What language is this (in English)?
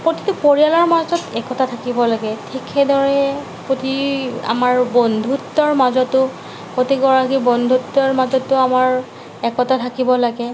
Assamese